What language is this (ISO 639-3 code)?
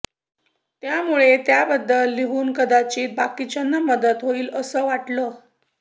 mar